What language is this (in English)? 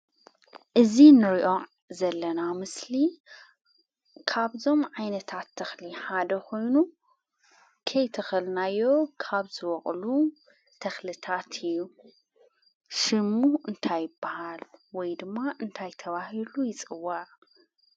Tigrinya